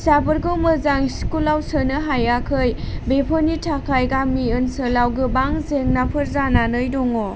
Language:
Bodo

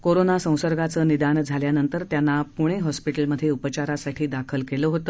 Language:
Marathi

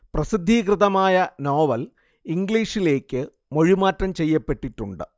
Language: Malayalam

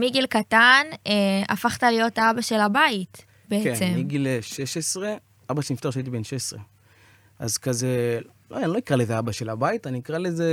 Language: Hebrew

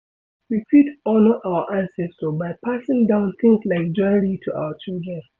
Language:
Nigerian Pidgin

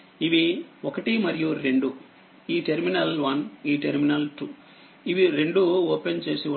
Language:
Telugu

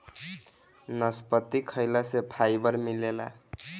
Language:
Bhojpuri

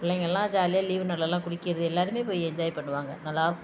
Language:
Tamil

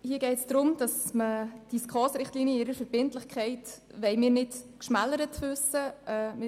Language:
Swiss German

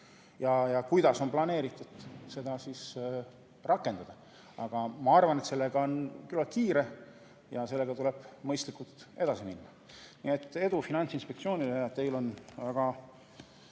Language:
Estonian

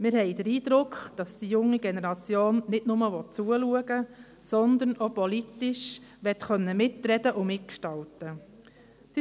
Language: Swiss German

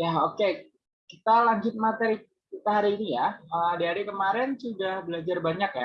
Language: Indonesian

